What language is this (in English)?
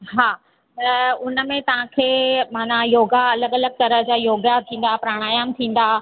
Sindhi